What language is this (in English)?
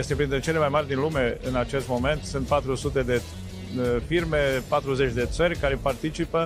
Romanian